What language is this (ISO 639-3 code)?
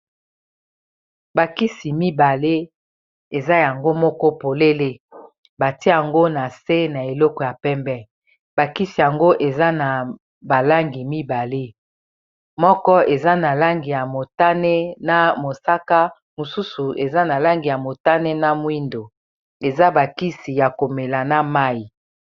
lin